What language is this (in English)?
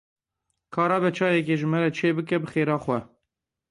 Kurdish